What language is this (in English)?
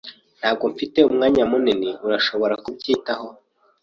Kinyarwanda